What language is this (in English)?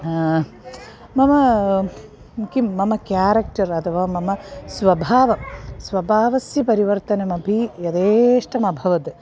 Sanskrit